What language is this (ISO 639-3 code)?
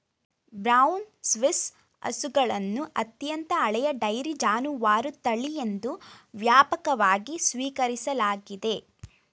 kan